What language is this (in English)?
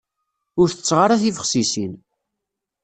Kabyle